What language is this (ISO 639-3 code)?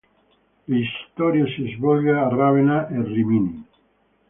ita